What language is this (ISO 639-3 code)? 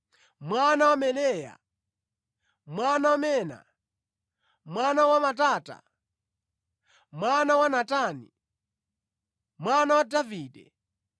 nya